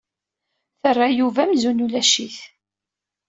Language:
Kabyle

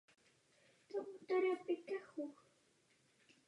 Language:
Czech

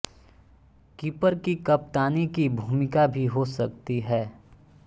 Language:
Hindi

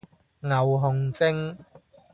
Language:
Cantonese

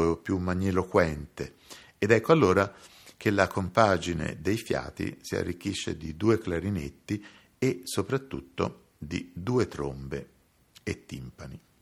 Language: Italian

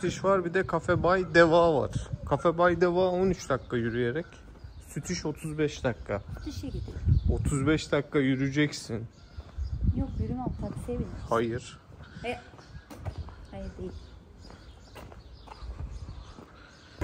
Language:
Turkish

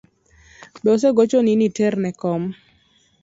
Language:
Luo (Kenya and Tanzania)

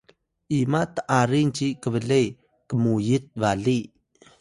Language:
Atayal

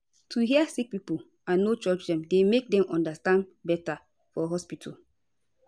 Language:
Nigerian Pidgin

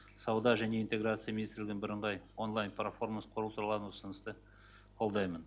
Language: Kazakh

